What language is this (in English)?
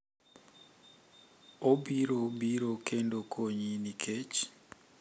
Luo (Kenya and Tanzania)